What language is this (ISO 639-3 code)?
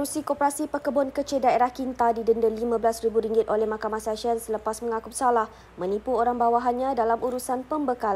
msa